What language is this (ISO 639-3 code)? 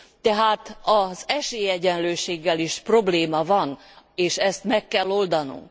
hun